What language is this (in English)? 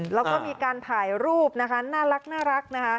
Thai